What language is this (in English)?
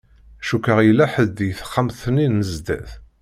Kabyle